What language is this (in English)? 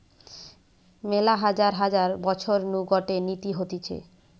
Bangla